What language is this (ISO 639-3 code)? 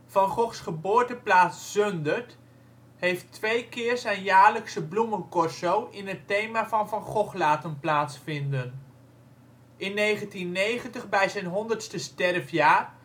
nld